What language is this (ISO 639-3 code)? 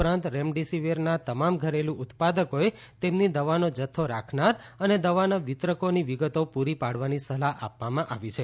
guj